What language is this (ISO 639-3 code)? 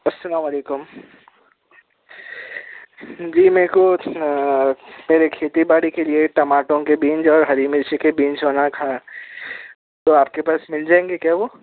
urd